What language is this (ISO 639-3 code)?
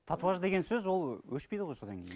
kaz